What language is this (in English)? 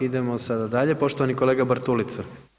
Croatian